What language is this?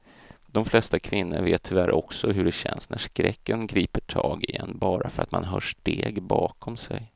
Swedish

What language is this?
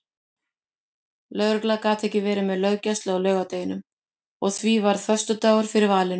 Icelandic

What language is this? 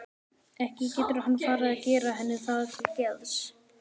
Icelandic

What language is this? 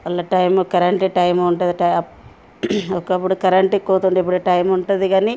Telugu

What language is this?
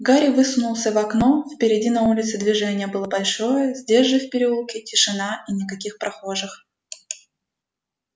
Russian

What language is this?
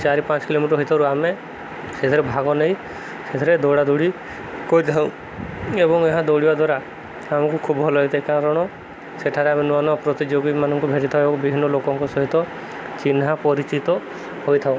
Odia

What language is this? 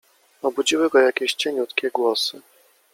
Polish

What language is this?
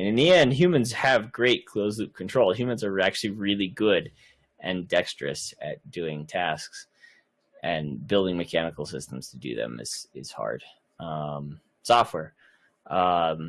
English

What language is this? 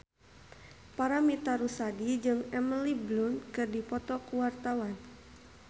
Sundanese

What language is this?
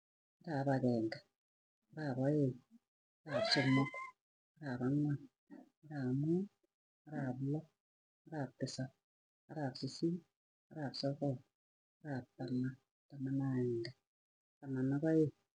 Tugen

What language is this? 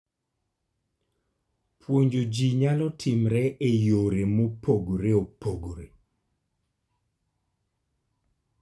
Luo (Kenya and Tanzania)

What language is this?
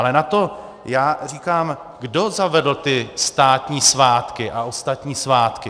Czech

